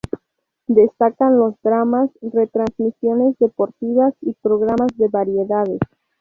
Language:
Spanish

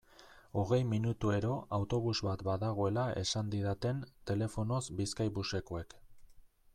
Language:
Basque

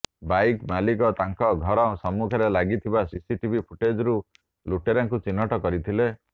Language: Odia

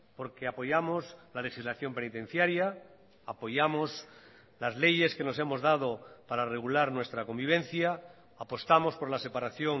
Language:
Spanish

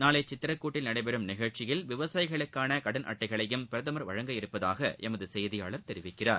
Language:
Tamil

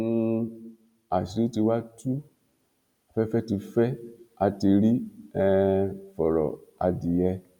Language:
Yoruba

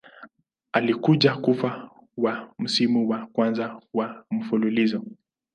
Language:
Swahili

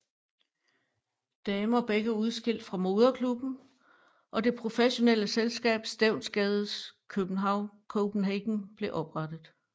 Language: Danish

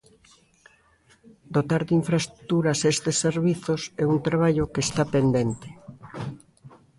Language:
Galician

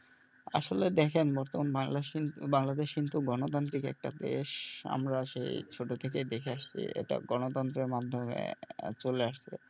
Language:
Bangla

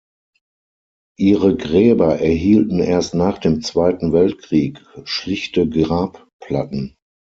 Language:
German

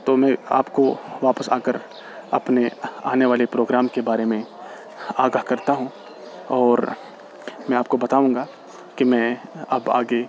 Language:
Urdu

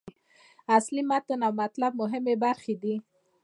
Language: Pashto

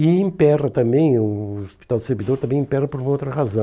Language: Portuguese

